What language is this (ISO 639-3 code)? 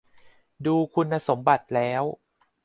tha